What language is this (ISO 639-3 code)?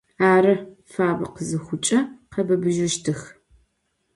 ady